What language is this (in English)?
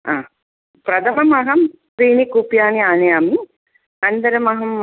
Sanskrit